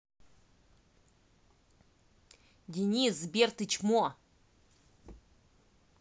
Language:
Russian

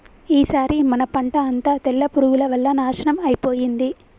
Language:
Telugu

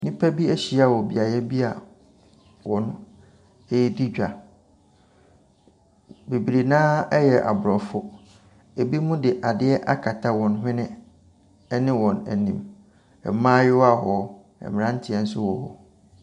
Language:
Akan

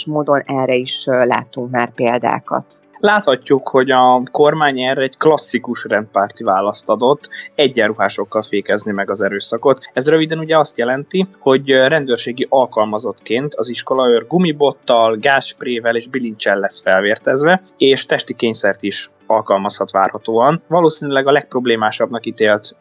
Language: Hungarian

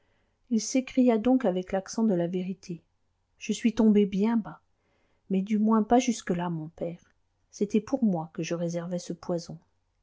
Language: French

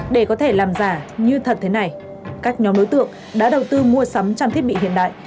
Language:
Vietnamese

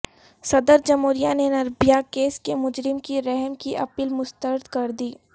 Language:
Urdu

